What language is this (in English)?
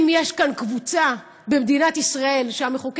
Hebrew